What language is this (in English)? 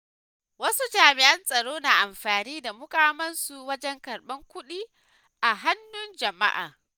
Hausa